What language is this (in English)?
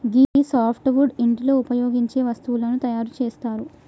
Telugu